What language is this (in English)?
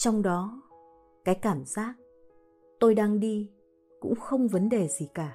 Vietnamese